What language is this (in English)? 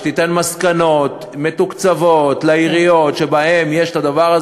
Hebrew